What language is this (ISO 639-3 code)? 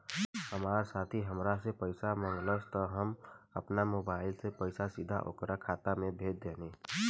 bho